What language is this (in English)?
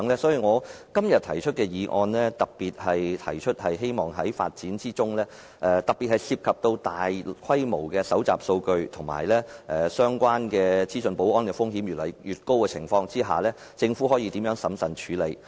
Cantonese